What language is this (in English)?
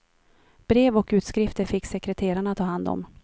Swedish